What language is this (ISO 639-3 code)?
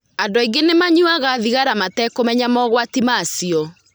kik